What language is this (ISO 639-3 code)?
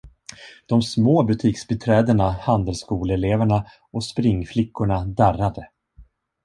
swe